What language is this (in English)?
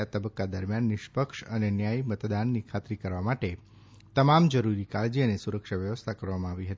Gujarati